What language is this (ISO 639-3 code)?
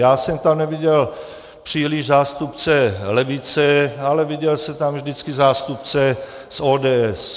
ces